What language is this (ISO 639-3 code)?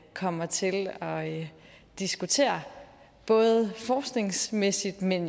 dan